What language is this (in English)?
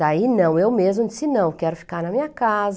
Portuguese